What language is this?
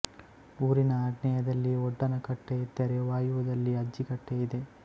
Kannada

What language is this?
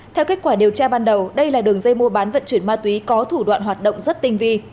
Vietnamese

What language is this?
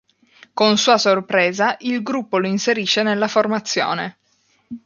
Italian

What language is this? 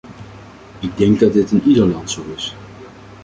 Dutch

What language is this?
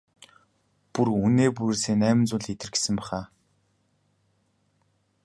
Mongolian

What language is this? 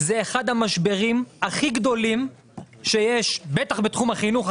Hebrew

